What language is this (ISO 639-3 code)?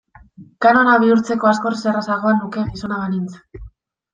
eus